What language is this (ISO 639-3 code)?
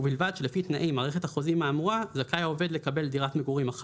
heb